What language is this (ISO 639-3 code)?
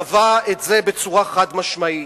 heb